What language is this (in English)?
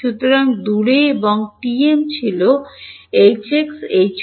Bangla